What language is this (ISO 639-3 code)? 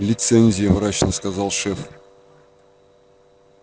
rus